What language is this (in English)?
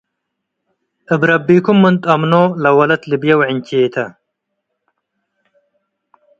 Tigre